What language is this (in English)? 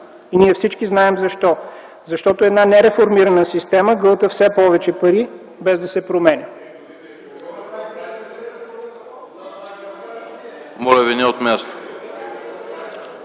Bulgarian